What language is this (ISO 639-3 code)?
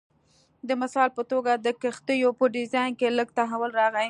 pus